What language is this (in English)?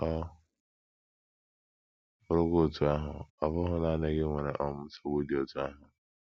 Igbo